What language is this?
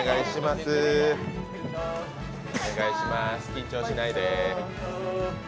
Japanese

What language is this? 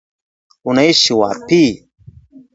Swahili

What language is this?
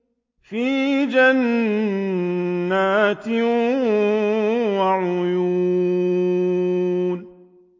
Arabic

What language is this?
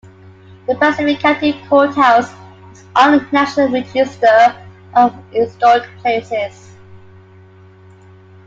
English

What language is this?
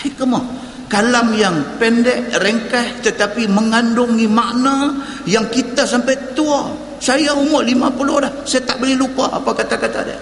Malay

